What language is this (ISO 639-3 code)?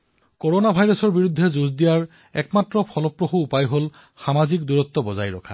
asm